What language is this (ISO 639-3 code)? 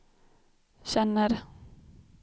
swe